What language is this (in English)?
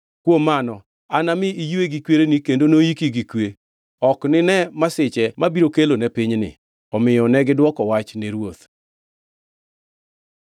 Luo (Kenya and Tanzania)